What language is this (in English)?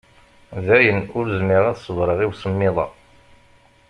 Kabyle